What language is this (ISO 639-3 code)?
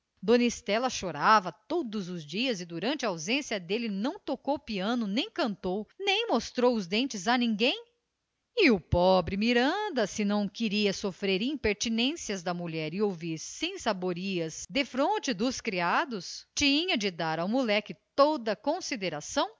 por